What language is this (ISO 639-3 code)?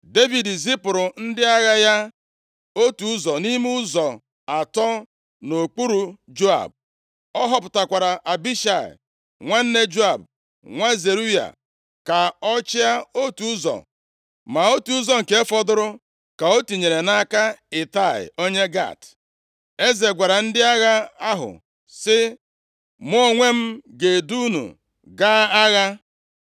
ibo